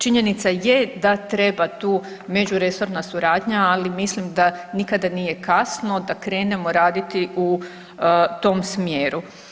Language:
Croatian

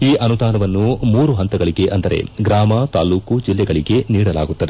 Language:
Kannada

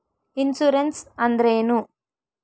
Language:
Kannada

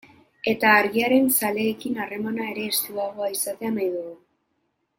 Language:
Basque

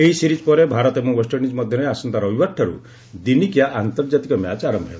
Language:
Odia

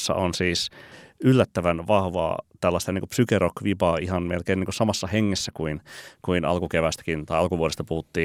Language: Finnish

